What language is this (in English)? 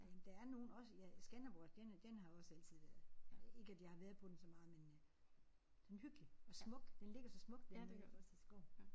Danish